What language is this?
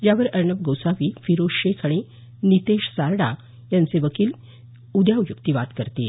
Marathi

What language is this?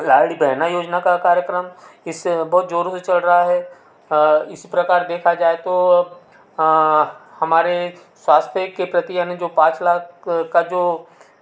Hindi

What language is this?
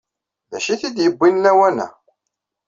Kabyle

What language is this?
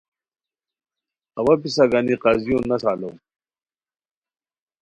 Khowar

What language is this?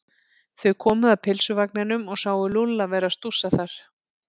Icelandic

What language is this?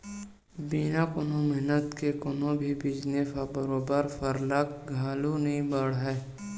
Chhattisgarhi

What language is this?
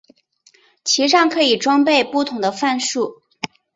Chinese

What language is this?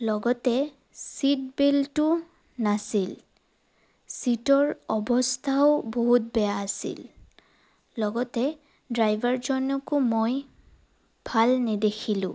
Assamese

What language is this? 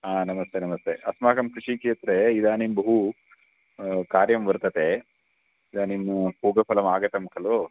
Sanskrit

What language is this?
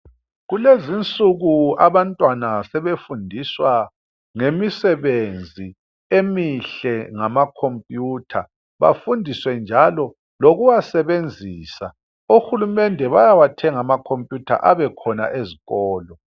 North Ndebele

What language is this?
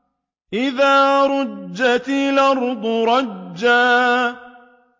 Arabic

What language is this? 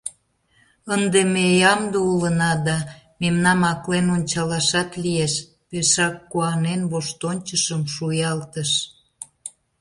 Mari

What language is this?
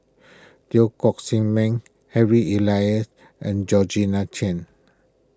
English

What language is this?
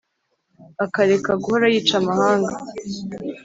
Kinyarwanda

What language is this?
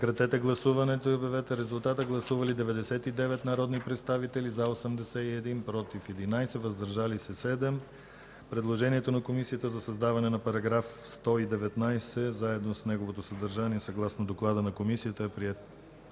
Bulgarian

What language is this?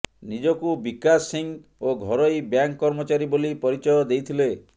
Odia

